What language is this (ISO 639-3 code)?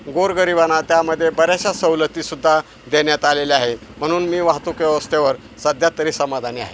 mar